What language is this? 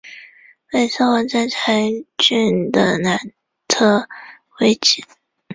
Chinese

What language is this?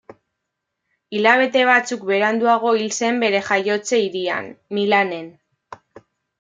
Basque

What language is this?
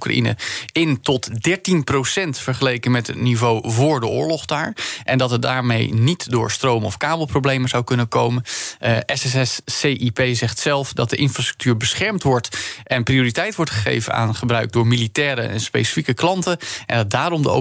Dutch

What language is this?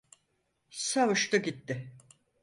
Turkish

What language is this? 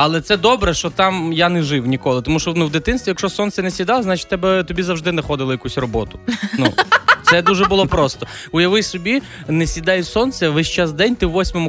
Ukrainian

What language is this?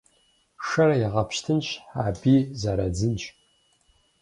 Kabardian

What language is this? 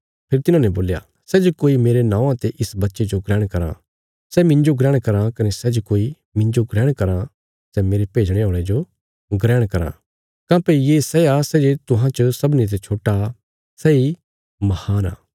Bilaspuri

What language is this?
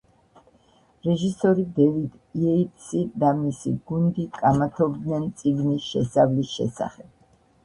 Georgian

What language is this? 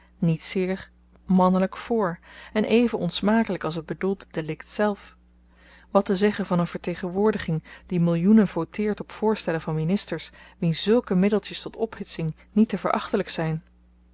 Dutch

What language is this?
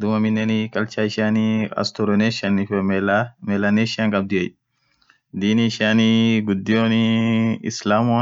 Orma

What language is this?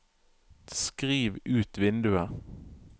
Norwegian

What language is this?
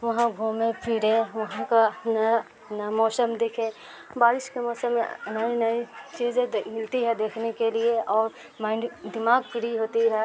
Urdu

